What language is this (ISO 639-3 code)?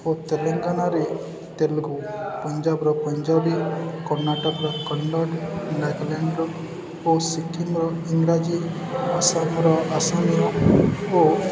ori